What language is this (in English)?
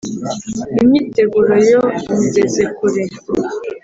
Kinyarwanda